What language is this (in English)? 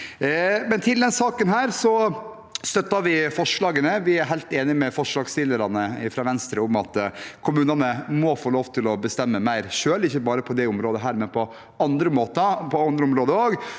Norwegian